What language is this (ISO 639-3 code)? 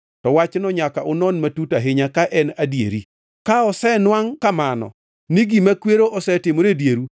luo